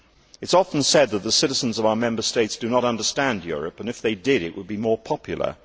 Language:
English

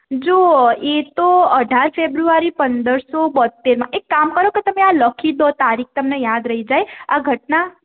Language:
Gujarati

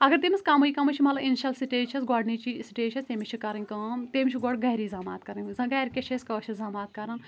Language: Kashmiri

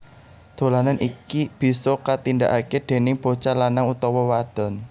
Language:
Javanese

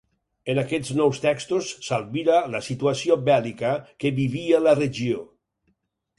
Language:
Catalan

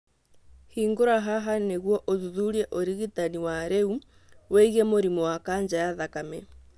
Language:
Kikuyu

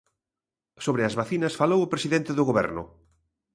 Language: Galician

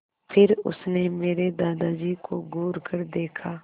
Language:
Hindi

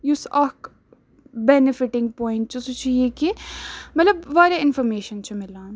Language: Kashmiri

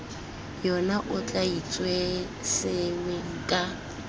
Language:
Tswana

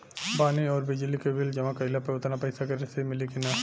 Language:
Bhojpuri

